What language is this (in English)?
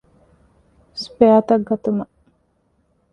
Divehi